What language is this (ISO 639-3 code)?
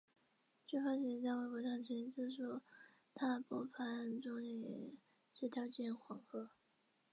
zho